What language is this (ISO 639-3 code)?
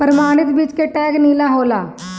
bho